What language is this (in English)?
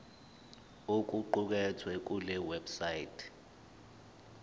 Zulu